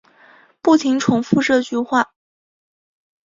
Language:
Chinese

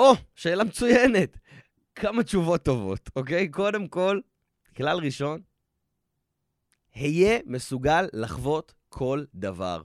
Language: Hebrew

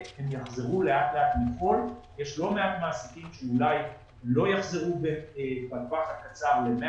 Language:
Hebrew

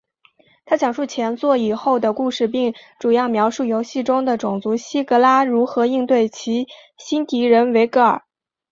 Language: Chinese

